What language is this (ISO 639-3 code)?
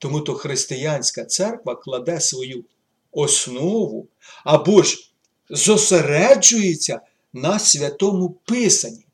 ukr